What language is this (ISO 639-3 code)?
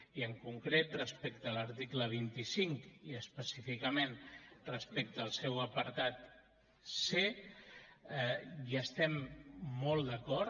cat